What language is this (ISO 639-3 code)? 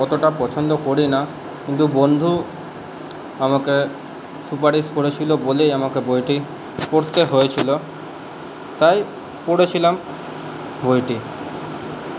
ben